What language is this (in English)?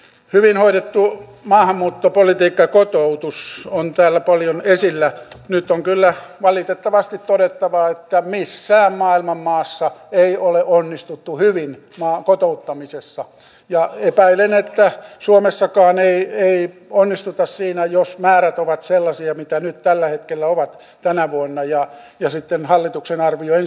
Finnish